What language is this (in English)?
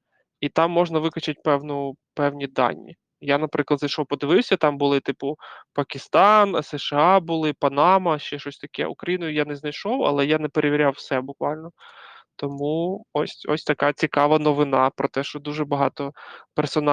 Ukrainian